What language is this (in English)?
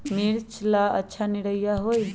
Magahi